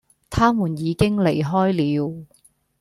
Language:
Cantonese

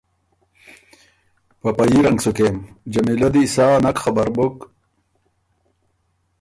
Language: Ormuri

